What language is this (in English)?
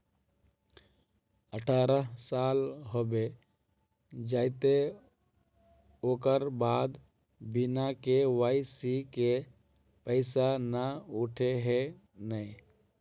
Magahi